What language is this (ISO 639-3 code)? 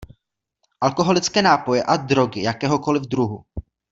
ces